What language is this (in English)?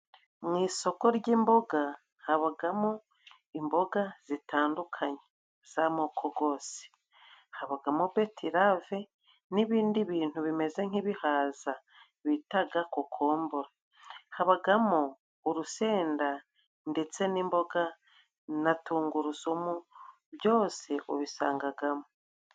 Kinyarwanda